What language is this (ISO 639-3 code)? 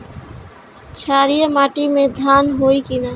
bho